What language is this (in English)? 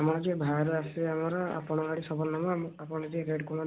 Odia